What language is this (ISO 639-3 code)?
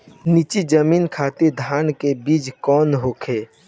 bho